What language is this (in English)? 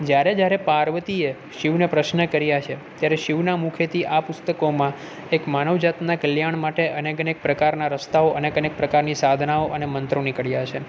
Gujarati